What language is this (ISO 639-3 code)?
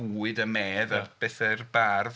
cym